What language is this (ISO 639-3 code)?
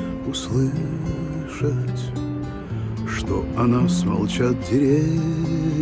rus